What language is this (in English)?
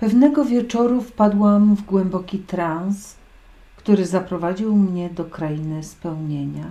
Polish